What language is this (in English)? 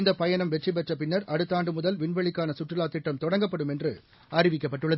Tamil